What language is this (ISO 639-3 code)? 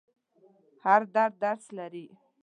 pus